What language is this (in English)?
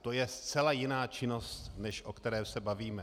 Czech